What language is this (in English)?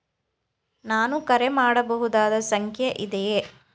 Kannada